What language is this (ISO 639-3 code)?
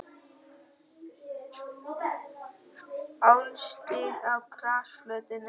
isl